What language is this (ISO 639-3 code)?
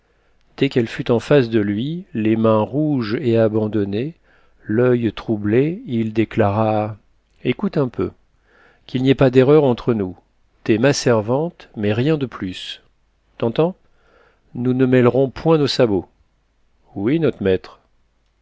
fra